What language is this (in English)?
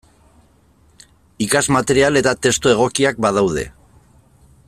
Basque